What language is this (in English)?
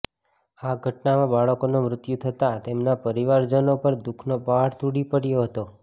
Gujarati